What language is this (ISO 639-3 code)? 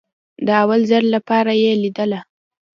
pus